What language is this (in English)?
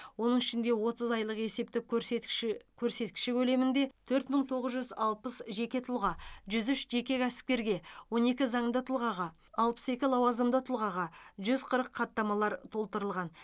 Kazakh